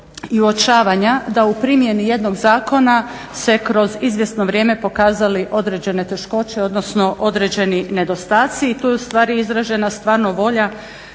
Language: Croatian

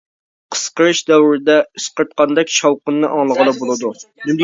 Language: Uyghur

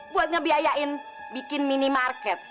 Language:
Indonesian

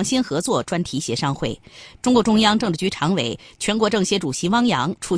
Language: Chinese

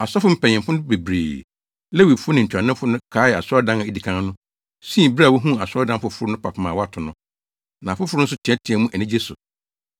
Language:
Akan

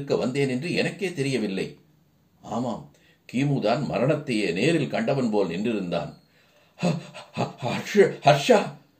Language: Tamil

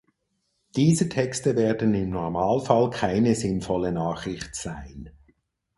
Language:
German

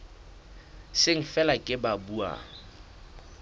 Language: Southern Sotho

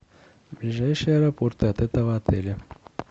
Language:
Russian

